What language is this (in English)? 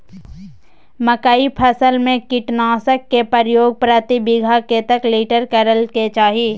Maithili